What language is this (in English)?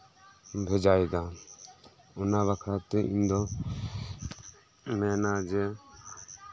Santali